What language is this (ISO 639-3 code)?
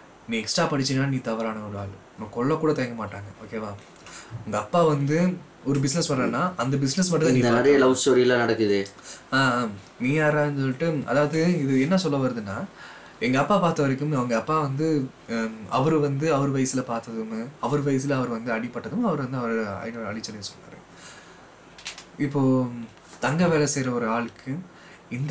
tam